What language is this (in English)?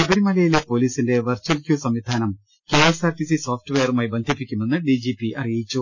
Malayalam